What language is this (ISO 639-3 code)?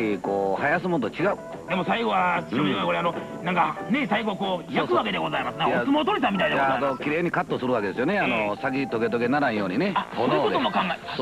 jpn